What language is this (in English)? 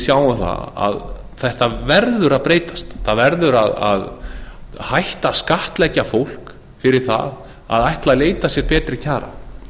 Icelandic